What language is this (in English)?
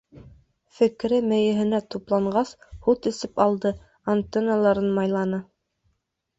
Bashkir